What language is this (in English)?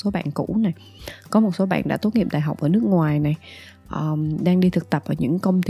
Vietnamese